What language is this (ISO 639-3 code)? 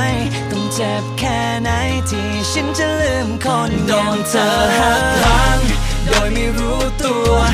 tha